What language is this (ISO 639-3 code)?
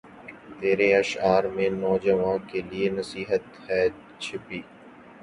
urd